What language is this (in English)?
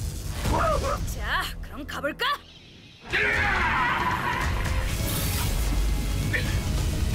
Korean